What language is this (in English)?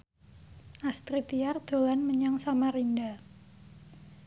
Javanese